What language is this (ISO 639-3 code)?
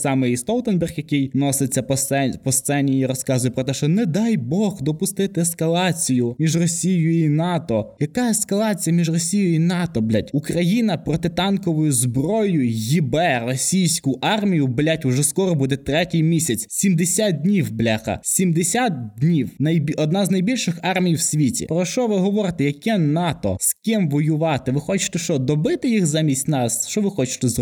ukr